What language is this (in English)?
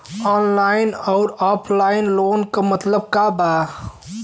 Bhojpuri